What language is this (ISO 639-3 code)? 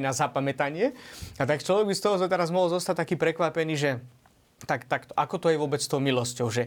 slk